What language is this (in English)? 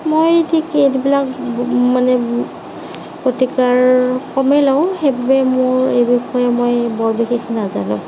Assamese